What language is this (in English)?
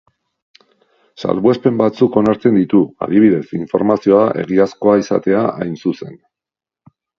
Basque